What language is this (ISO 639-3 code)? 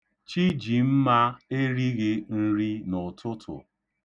ibo